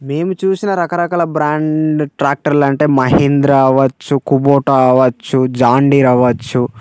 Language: Telugu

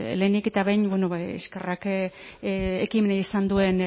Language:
Basque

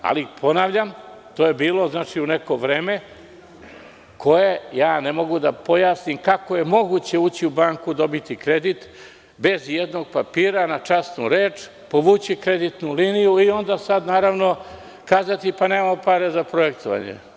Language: Serbian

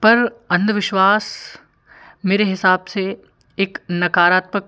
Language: Hindi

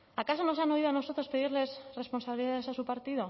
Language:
Spanish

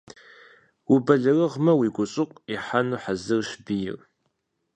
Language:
Kabardian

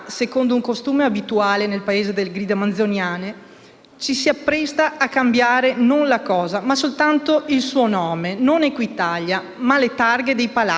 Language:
Italian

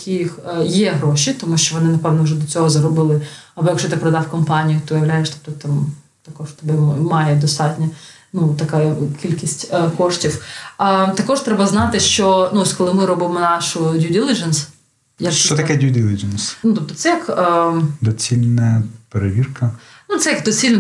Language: Ukrainian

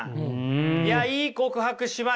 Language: Japanese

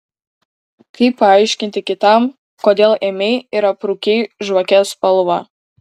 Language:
Lithuanian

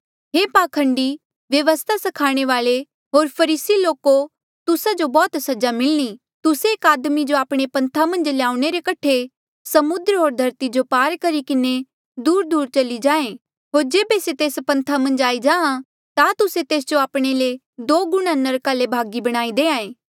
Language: Mandeali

